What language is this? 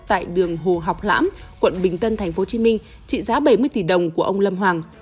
Vietnamese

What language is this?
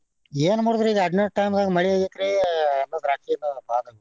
Kannada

